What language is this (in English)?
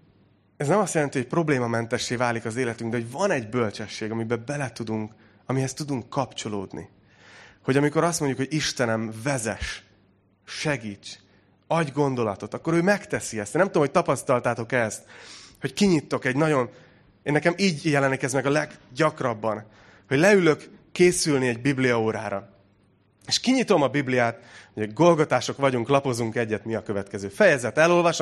Hungarian